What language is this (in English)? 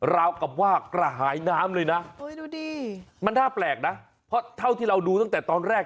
Thai